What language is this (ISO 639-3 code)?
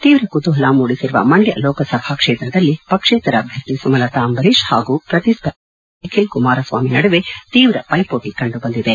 kan